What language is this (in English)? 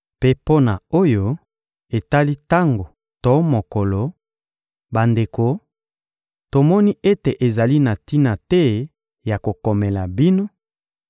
Lingala